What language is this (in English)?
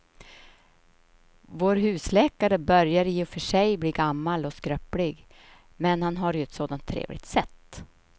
Swedish